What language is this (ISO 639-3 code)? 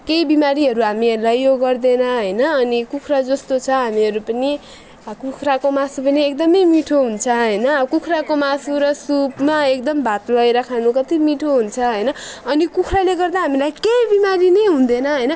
nep